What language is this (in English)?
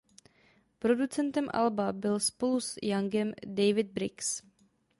Czech